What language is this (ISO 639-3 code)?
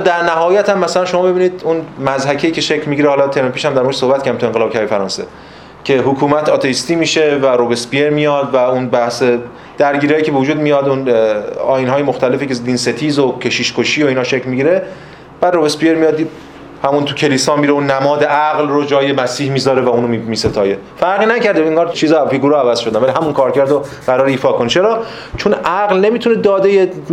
fas